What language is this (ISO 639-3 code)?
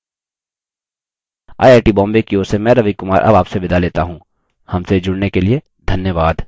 hin